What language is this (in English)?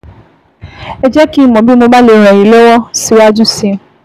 Yoruba